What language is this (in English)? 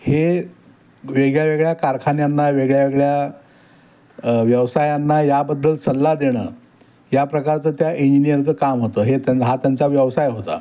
Marathi